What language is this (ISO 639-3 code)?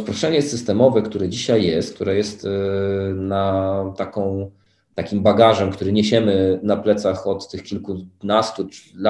pol